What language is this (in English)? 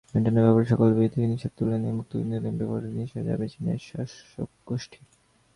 Bangla